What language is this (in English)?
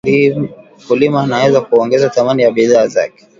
Swahili